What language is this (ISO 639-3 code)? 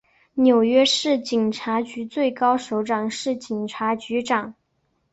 zho